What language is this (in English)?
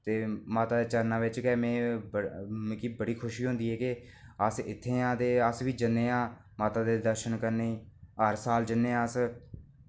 Dogri